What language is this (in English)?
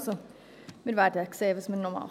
Swiss German